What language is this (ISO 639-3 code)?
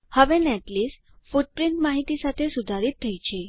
guj